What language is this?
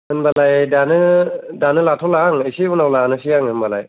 Bodo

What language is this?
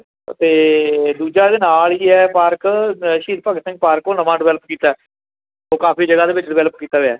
Punjabi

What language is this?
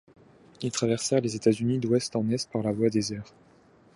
French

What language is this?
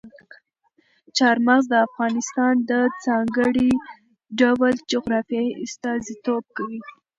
Pashto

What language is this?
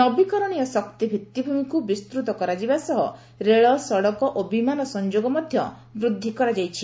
Odia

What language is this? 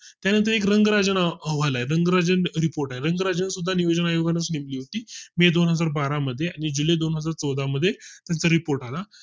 Marathi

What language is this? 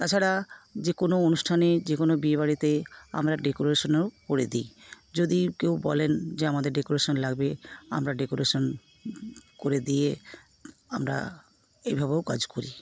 Bangla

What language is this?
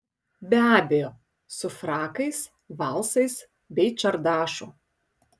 Lithuanian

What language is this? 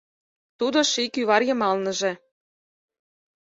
Mari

